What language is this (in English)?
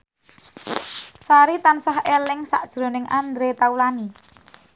Javanese